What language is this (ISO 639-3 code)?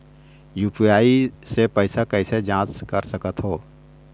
hne